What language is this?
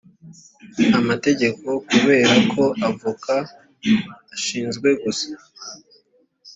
Kinyarwanda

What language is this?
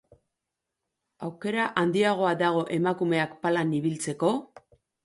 Basque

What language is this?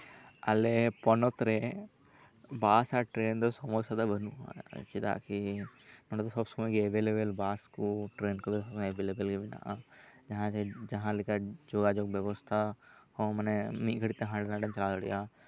Santali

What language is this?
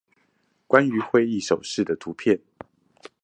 Chinese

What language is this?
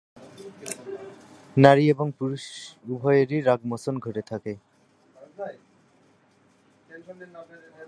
Bangla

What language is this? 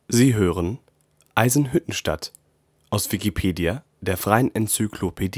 German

